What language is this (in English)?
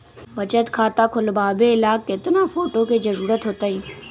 Magahi